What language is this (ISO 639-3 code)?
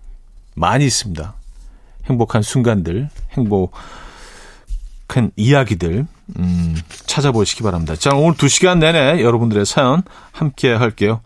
kor